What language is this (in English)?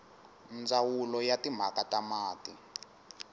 Tsonga